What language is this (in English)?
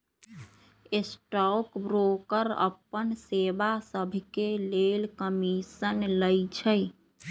Magahi